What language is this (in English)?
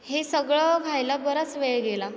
Marathi